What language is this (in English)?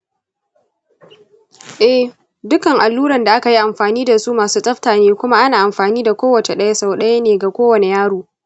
Hausa